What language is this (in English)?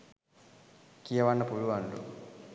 Sinhala